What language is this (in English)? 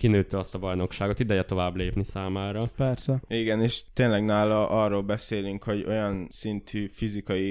Hungarian